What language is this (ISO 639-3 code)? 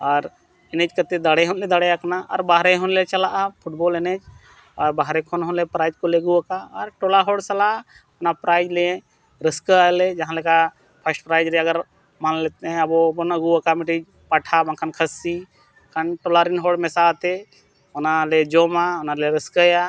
sat